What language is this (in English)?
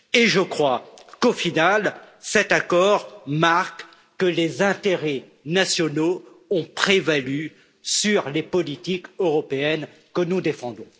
French